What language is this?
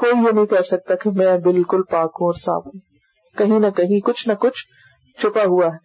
Urdu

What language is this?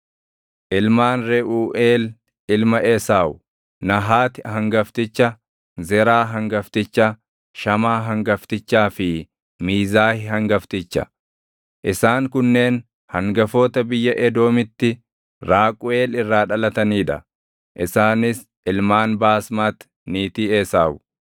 Oromo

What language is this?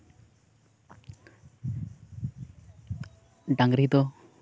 Santali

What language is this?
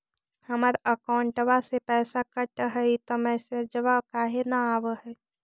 Magahi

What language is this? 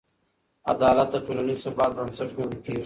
Pashto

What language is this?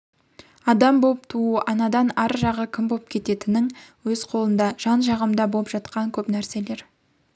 Kazakh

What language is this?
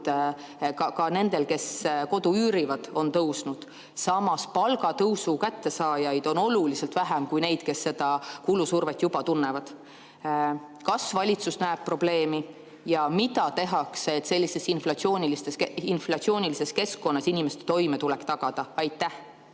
Estonian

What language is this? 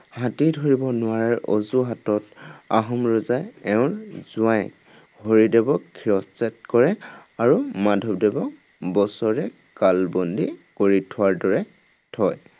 Assamese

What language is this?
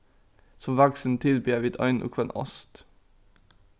Faroese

